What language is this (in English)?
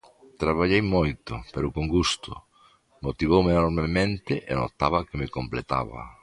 Galician